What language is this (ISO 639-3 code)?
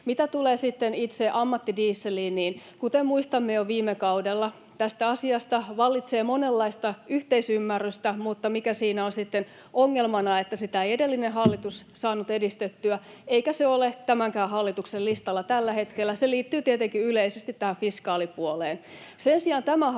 fin